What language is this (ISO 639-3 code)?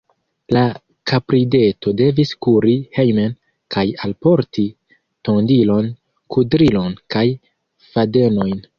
epo